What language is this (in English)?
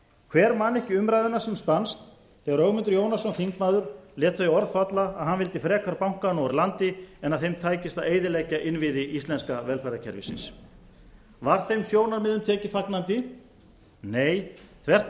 Icelandic